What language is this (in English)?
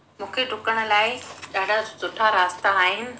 Sindhi